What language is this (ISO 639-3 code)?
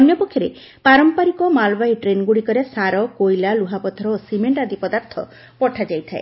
ori